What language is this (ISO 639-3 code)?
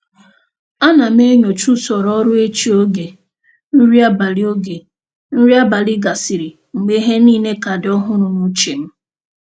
ibo